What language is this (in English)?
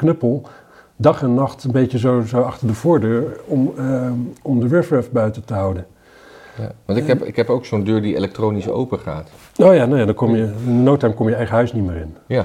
Dutch